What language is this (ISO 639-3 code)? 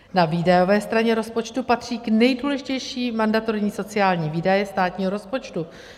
ces